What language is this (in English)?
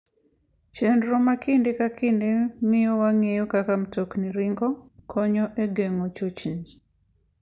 Luo (Kenya and Tanzania)